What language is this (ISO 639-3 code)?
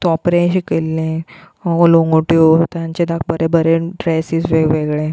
kok